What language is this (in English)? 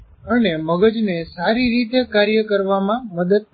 Gujarati